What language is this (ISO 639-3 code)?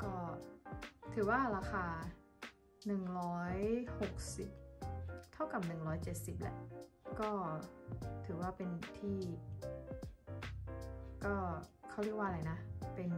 tha